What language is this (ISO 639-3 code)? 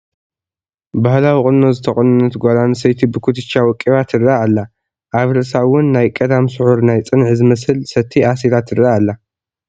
tir